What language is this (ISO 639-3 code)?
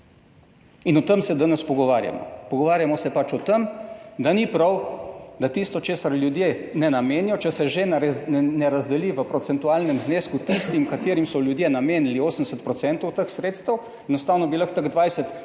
slv